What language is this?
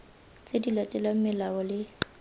Tswana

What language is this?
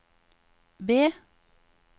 Norwegian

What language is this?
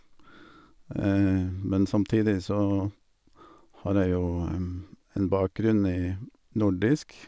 Norwegian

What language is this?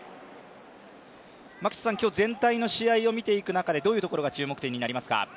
Japanese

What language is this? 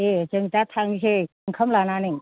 Bodo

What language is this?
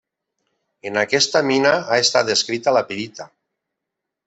Catalan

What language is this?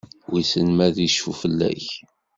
Kabyle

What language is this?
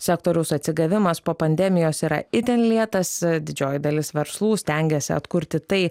Lithuanian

